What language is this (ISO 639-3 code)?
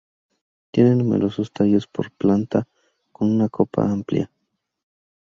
spa